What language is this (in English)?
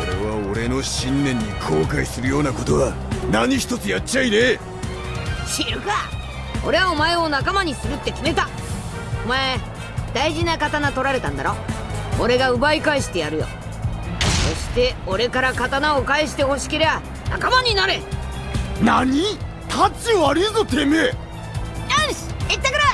Japanese